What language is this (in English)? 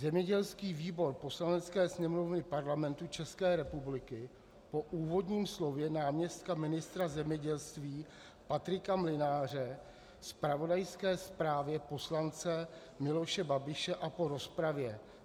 Czech